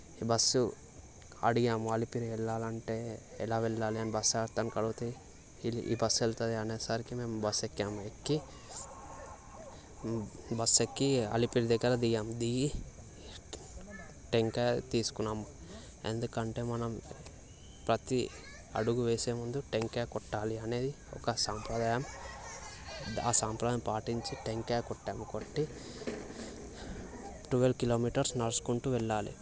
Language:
Telugu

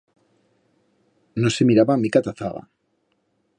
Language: Aragonese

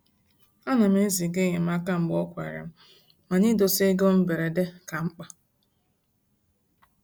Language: Igbo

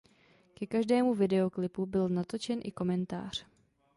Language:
Czech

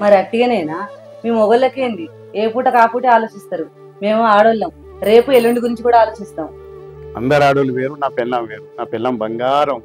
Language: Telugu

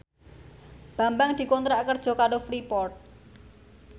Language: Javanese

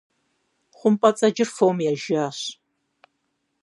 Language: Kabardian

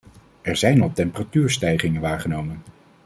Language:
Dutch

